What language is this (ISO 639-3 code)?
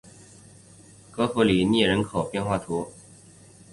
zho